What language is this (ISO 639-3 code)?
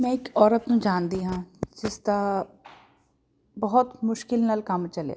pan